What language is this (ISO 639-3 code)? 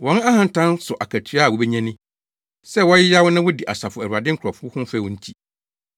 aka